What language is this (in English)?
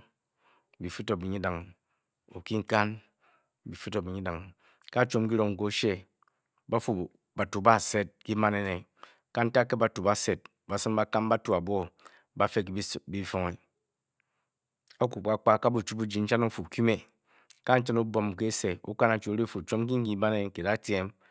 Bokyi